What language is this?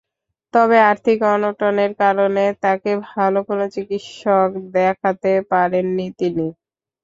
Bangla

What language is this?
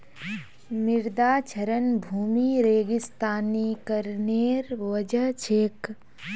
Magahi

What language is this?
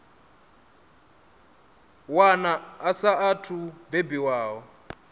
Venda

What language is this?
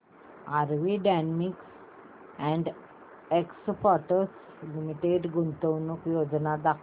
Marathi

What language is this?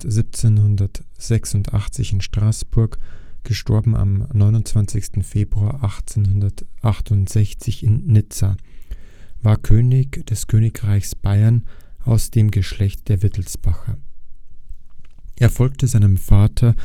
German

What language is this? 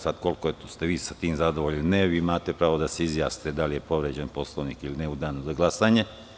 Serbian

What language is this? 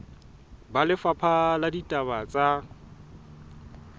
Southern Sotho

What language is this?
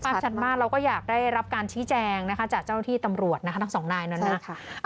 Thai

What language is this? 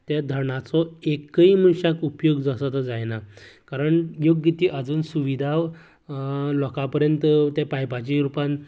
Konkani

